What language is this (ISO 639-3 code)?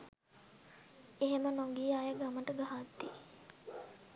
sin